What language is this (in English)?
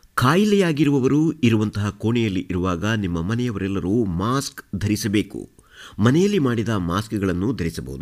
Kannada